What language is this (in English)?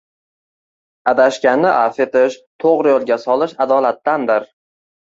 Uzbek